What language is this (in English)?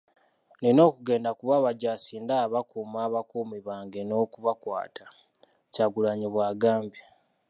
Ganda